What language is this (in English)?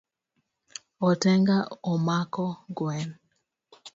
Luo (Kenya and Tanzania)